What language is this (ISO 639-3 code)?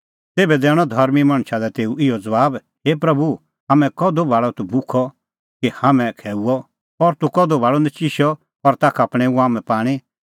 kfx